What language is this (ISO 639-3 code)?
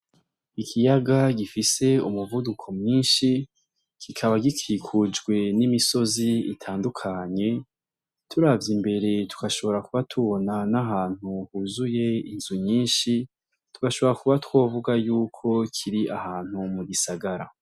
run